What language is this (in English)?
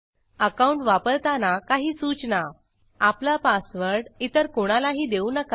Marathi